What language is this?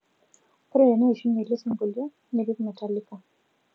Masai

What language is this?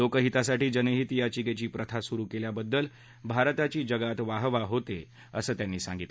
Marathi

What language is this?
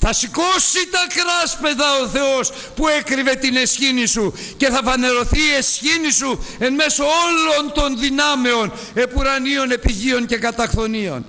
Greek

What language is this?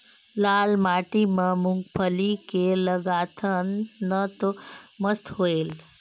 Chhattisgarhi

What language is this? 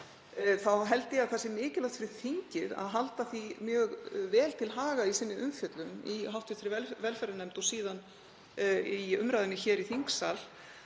Icelandic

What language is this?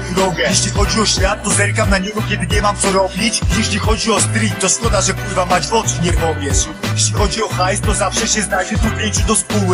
Polish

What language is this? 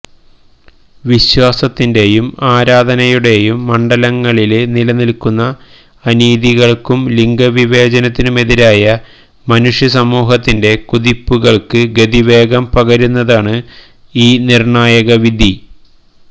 Malayalam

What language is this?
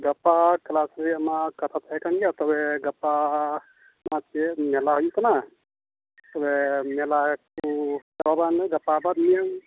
Santali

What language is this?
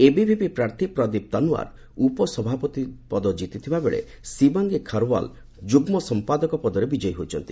Odia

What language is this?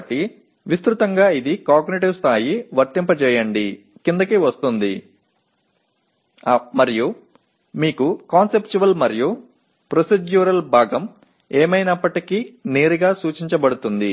Telugu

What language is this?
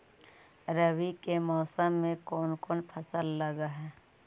Magahi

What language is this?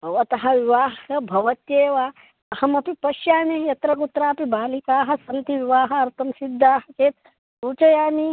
Sanskrit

